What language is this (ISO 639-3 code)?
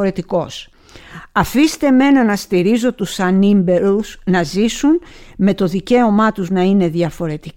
ell